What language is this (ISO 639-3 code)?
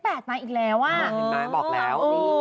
tha